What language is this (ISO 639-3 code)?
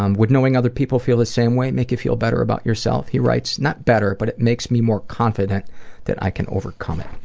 eng